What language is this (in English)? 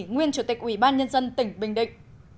Vietnamese